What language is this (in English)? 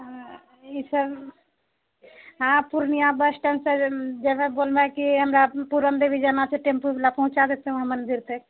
Maithili